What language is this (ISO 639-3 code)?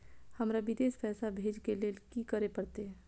mai